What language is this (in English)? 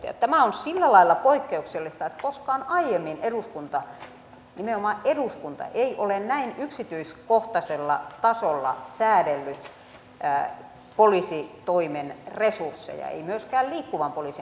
Finnish